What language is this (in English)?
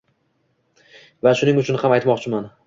Uzbek